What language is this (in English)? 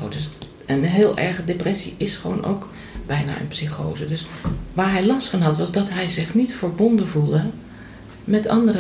Dutch